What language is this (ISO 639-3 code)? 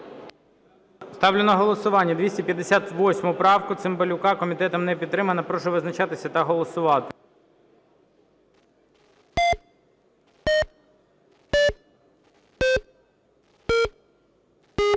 ukr